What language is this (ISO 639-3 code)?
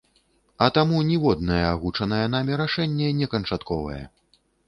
bel